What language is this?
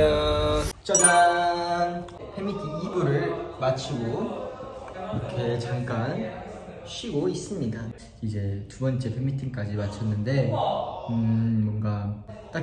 Korean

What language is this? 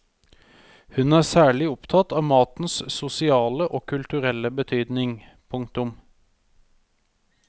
Norwegian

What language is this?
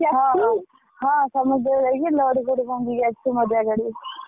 Odia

